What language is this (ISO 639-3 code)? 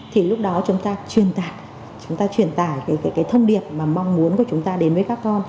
vie